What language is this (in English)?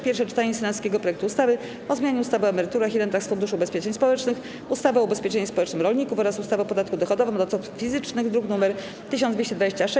Polish